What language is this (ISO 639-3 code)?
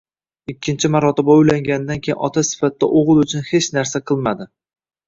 uzb